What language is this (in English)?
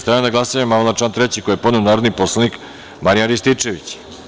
Serbian